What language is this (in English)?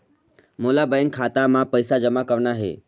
Chhattisgarhi